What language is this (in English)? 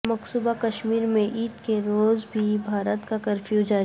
Urdu